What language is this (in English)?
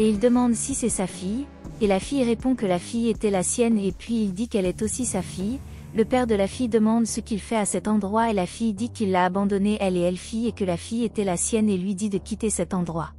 French